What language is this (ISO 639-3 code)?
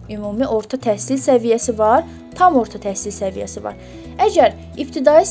tur